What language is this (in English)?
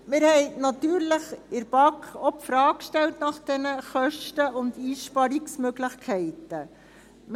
Swiss German